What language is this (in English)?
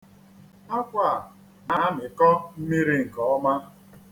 Igbo